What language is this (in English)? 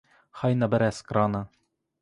Ukrainian